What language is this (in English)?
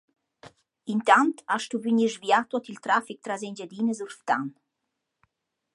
Romansh